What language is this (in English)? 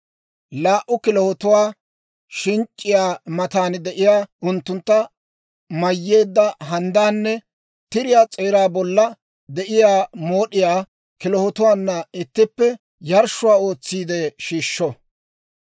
Dawro